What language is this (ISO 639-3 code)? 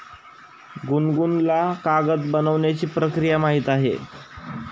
mar